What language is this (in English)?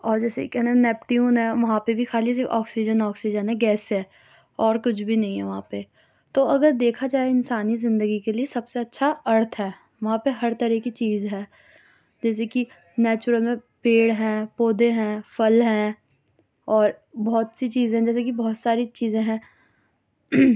Urdu